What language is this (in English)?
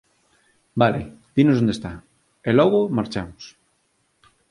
Galician